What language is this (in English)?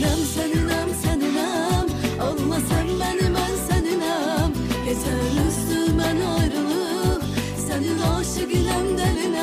Turkish